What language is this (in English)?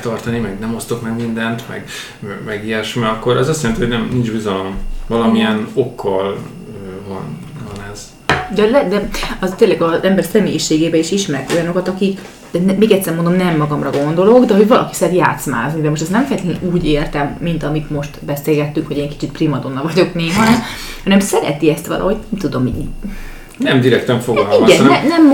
Hungarian